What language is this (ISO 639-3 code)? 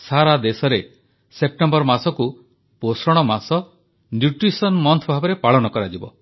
ori